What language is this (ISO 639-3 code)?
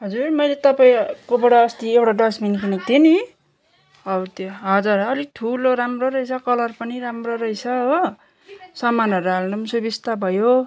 nep